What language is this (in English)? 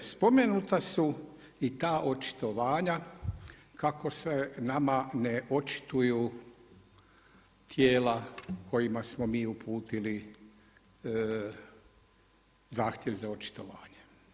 Croatian